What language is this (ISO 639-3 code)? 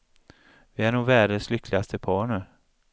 swe